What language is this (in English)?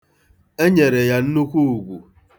Igbo